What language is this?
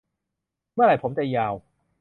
Thai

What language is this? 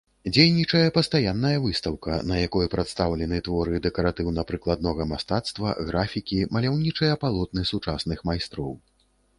Belarusian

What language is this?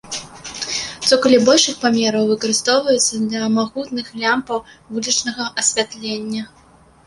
Belarusian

